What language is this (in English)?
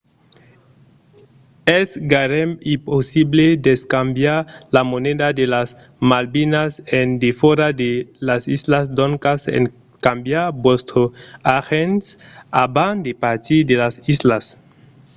Occitan